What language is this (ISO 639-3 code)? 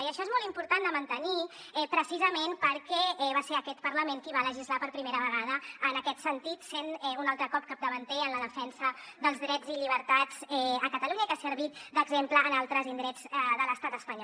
cat